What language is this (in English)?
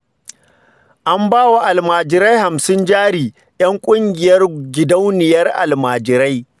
Hausa